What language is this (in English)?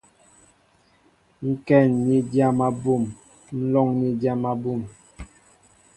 Mbo (Cameroon)